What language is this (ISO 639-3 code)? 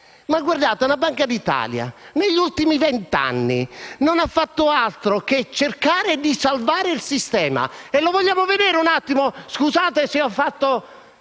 ita